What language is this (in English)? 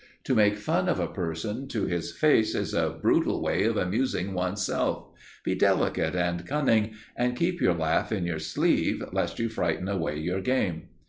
English